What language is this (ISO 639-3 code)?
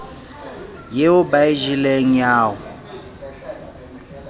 sot